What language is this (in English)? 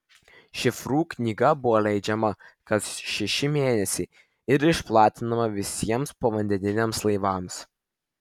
Lithuanian